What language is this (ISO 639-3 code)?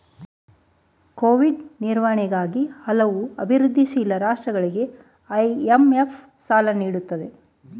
kan